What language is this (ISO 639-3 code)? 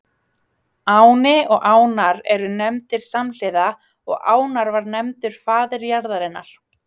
isl